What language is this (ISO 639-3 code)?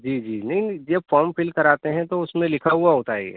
urd